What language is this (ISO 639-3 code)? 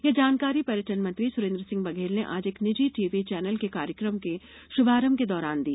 hin